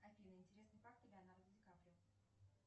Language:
Russian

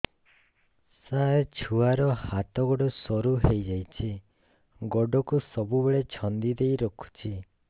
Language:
Odia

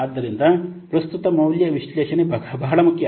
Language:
Kannada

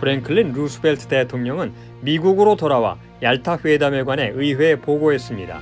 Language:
Korean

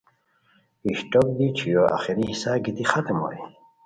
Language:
Khowar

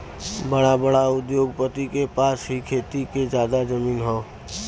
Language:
Bhojpuri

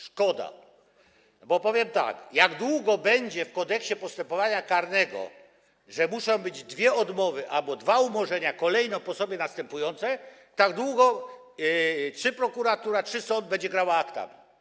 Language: Polish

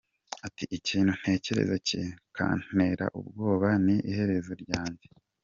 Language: Kinyarwanda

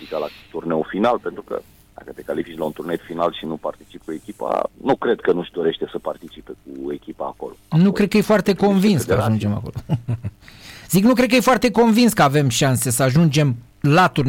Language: Romanian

